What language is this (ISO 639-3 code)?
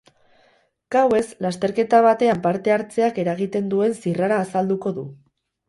eus